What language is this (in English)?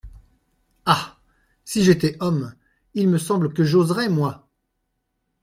French